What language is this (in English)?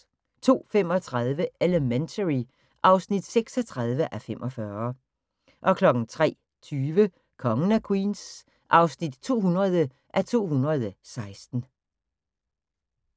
Danish